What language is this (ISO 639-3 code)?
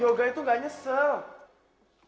ind